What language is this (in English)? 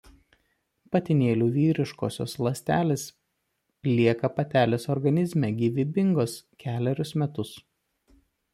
Lithuanian